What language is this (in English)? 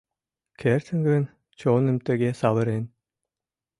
Mari